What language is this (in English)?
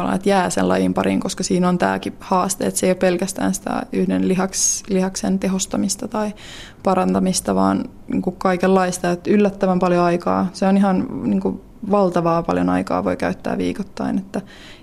Finnish